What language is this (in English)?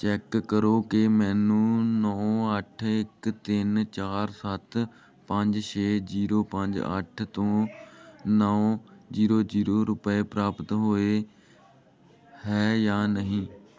Punjabi